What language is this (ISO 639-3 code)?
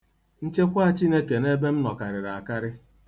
ibo